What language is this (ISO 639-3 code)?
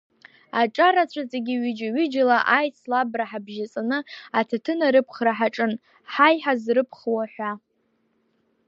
abk